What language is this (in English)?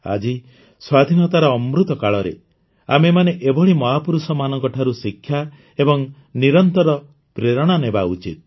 Odia